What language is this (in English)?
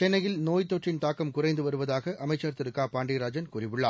Tamil